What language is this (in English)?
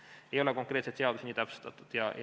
Estonian